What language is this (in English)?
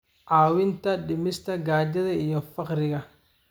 Somali